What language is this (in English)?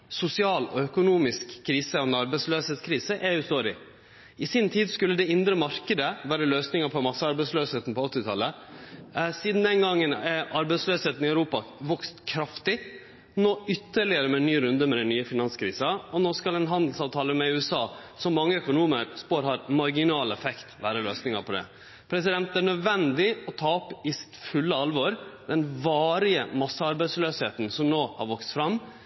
Norwegian Nynorsk